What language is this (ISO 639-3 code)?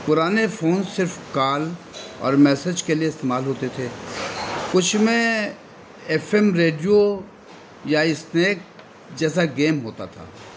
urd